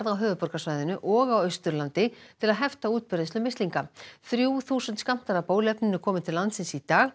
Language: Icelandic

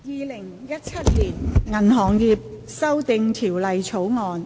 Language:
Cantonese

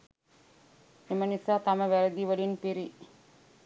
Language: Sinhala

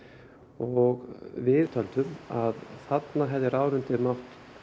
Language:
Icelandic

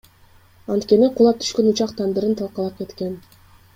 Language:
Kyrgyz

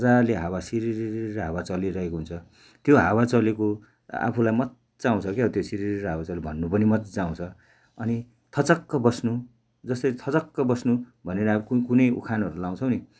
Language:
Nepali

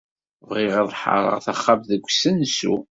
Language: Kabyle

